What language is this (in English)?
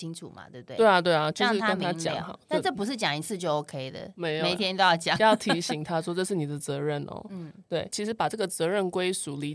Chinese